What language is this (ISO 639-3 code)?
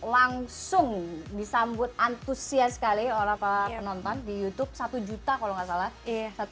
ind